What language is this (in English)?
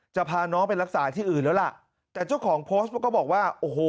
Thai